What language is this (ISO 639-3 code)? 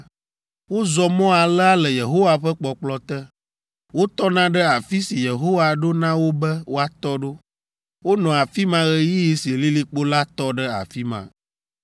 ewe